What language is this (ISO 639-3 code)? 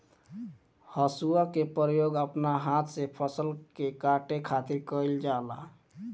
bho